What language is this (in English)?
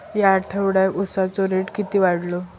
Marathi